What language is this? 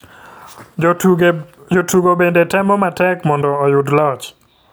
Luo (Kenya and Tanzania)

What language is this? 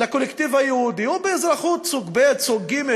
Hebrew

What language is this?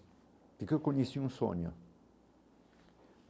Portuguese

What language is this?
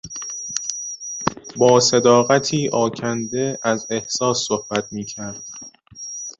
Persian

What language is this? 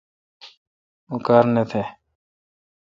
Kalkoti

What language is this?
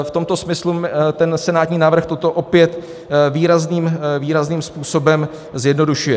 Czech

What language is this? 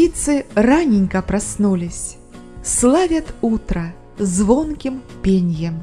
Russian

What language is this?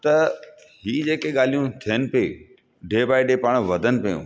Sindhi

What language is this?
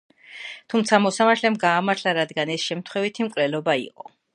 Georgian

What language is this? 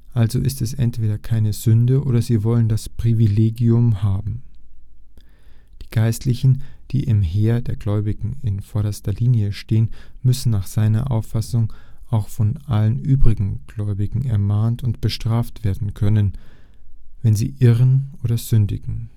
German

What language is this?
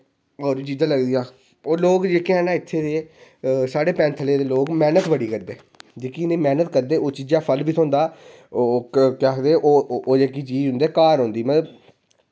Dogri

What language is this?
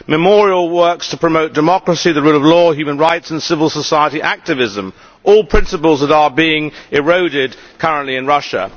English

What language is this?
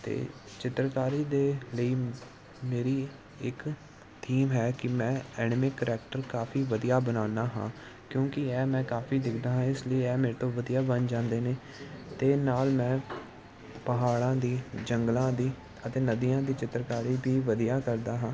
Punjabi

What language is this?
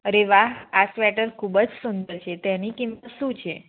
Gujarati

